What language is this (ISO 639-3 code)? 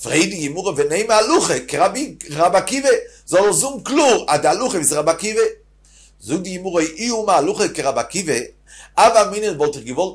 heb